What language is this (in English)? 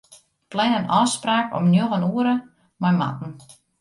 Western Frisian